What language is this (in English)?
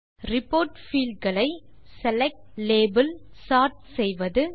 Tamil